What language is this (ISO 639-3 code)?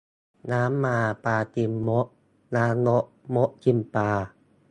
tha